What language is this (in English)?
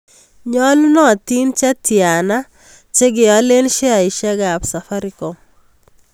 Kalenjin